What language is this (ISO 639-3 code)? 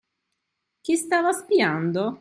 ita